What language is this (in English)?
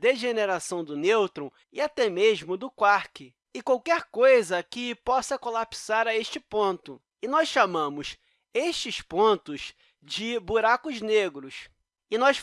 Portuguese